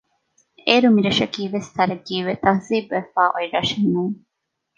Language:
Divehi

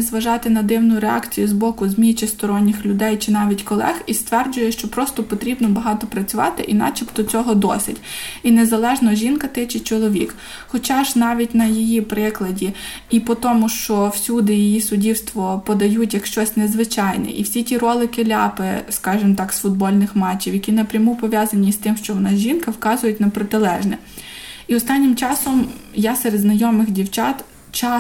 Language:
Ukrainian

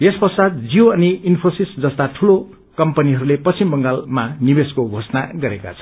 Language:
Nepali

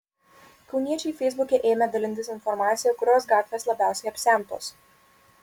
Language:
Lithuanian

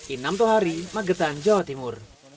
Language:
Indonesian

